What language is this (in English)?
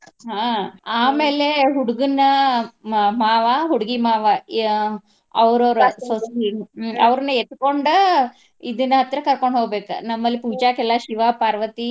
Kannada